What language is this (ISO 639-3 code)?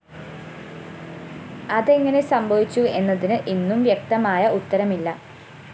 mal